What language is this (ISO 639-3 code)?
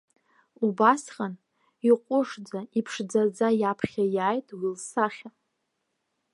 abk